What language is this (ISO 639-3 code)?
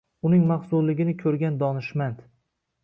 uzb